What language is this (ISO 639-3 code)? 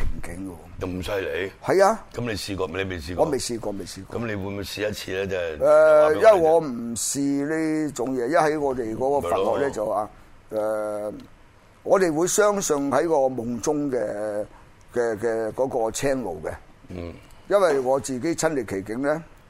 zho